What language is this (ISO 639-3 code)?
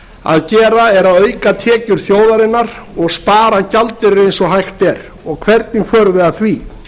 isl